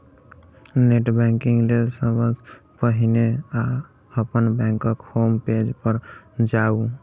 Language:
Maithili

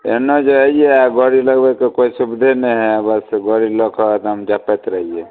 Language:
Maithili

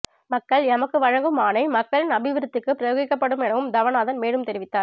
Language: Tamil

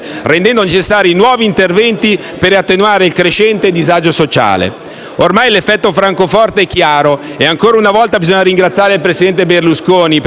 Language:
Italian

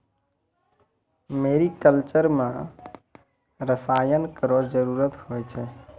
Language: Maithili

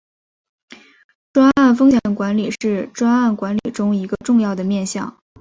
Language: Chinese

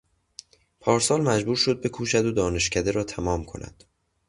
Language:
Persian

